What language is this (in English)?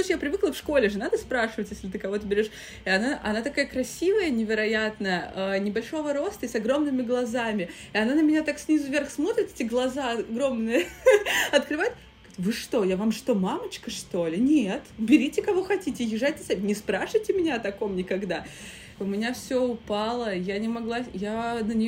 Russian